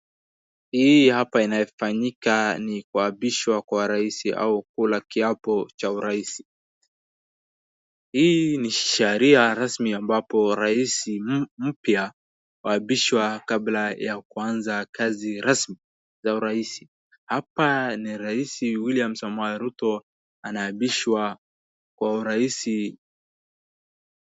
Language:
Swahili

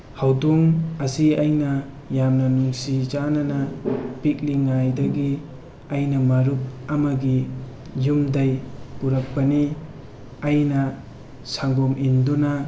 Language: Manipuri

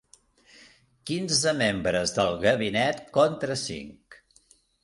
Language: Catalan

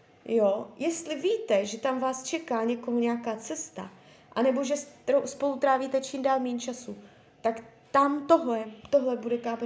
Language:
Czech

